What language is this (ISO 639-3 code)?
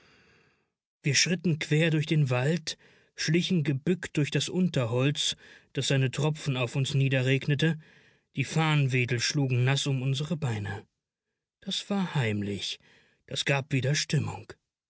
deu